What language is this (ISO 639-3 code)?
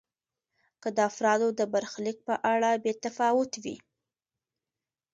pus